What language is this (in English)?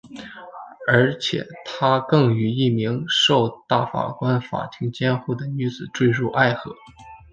Chinese